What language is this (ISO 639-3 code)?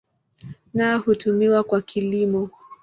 swa